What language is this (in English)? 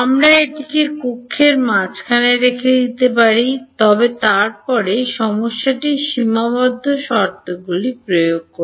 Bangla